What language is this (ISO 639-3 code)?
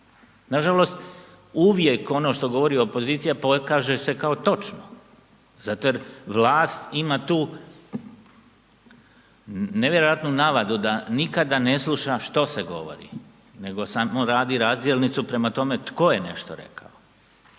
hrv